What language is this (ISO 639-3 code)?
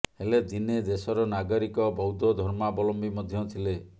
ori